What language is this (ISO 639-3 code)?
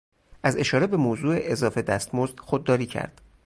fas